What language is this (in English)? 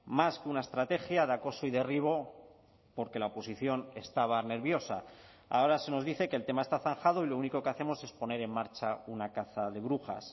Spanish